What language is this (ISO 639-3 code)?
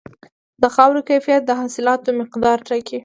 pus